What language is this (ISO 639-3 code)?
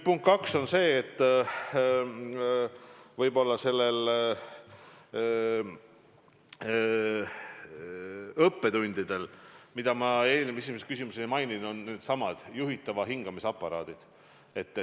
est